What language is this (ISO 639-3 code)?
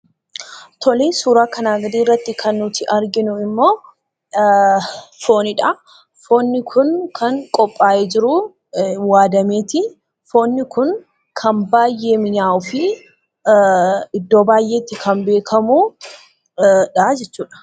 orm